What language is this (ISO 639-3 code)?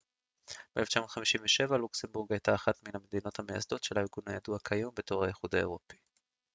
heb